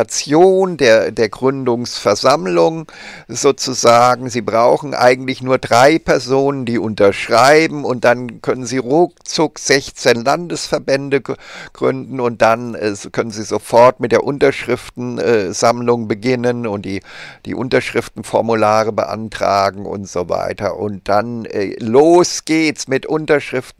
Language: German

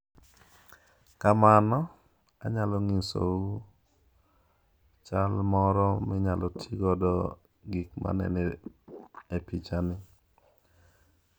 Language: Luo (Kenya and Tanzania)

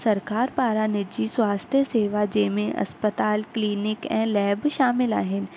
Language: Sindhi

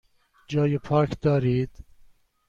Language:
Persian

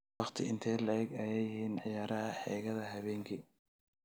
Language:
Somali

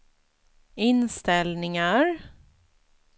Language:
Swedish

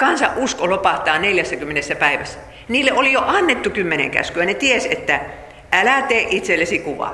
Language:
Finnish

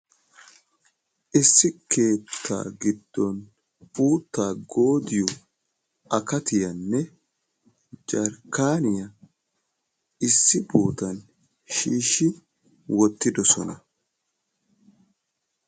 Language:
Wolaytta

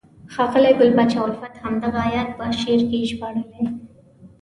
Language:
Pashto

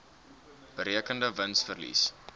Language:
Afrikaans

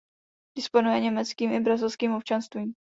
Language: Czech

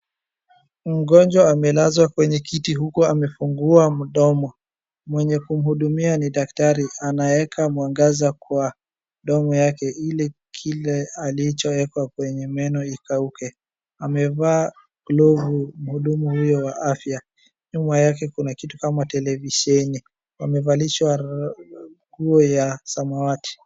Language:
Swahili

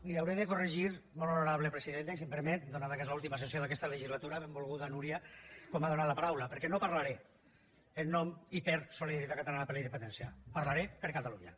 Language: Catalan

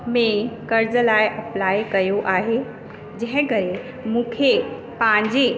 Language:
Sindhi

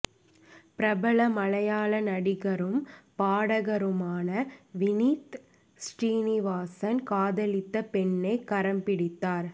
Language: Tamil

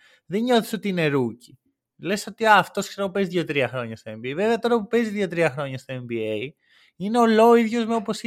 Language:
Greek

